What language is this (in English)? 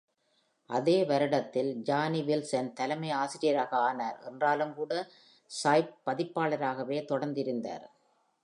Tamil